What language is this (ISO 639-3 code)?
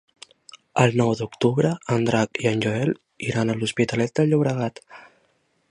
cat